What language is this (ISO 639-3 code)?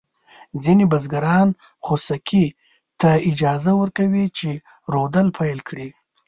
pus